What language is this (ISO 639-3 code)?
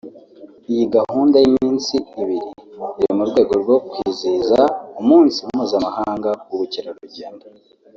kin